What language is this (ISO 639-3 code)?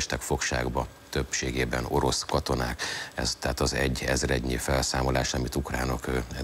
hun